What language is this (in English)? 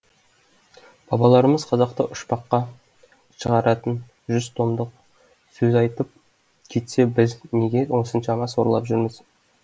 Kazakh